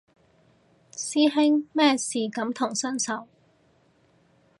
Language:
Cantonese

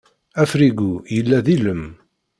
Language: Kabyle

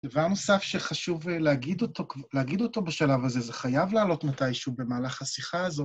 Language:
Hebrew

